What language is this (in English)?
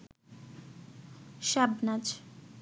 Bangla